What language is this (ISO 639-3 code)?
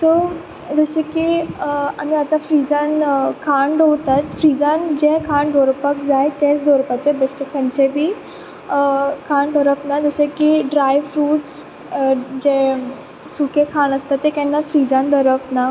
kok